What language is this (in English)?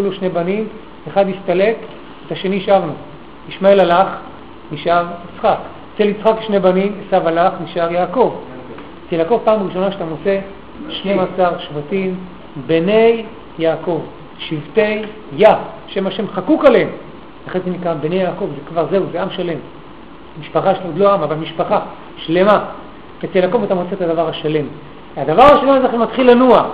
Hebrew